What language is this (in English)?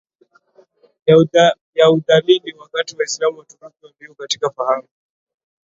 Swahili